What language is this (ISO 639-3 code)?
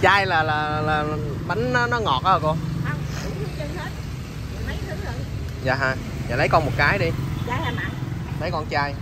vie